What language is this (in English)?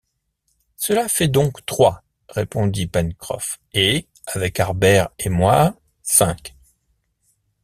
French